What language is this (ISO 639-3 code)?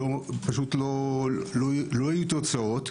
heb